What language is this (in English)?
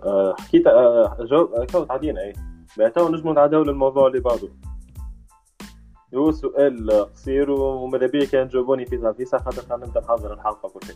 Arabic